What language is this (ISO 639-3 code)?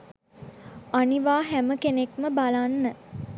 sin